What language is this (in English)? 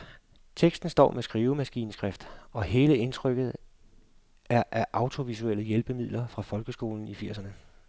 Danish